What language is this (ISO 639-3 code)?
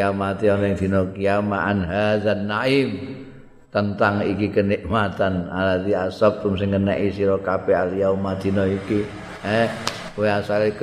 ind